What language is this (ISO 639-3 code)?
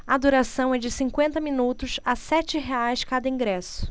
por